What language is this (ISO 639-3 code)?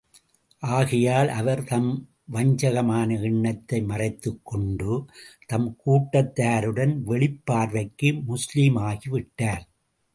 tam